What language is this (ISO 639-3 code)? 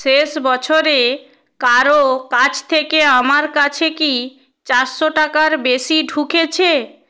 ben